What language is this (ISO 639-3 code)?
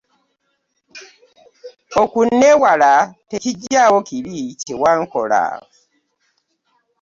lug